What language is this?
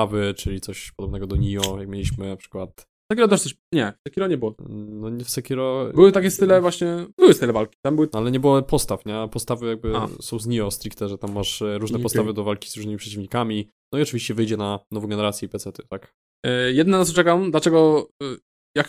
Polish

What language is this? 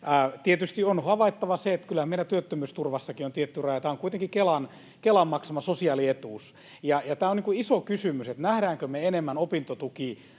Finnish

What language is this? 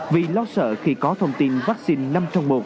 Vietnamese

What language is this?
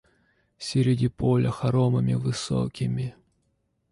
Russian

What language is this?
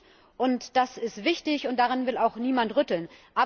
German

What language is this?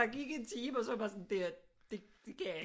Danish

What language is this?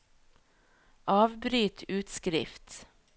Norwegian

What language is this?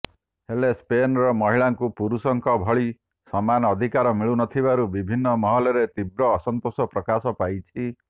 Odia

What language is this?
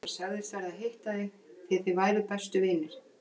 Icelandic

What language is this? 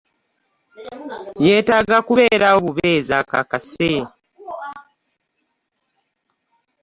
Ganda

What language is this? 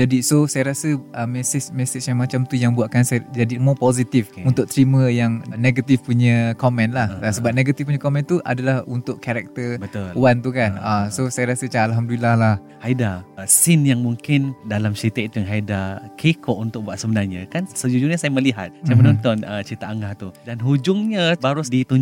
Malay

